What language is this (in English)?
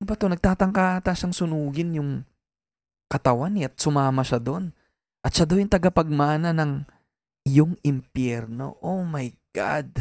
Filipino